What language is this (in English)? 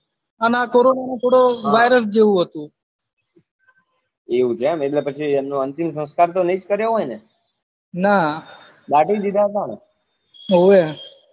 Gujarati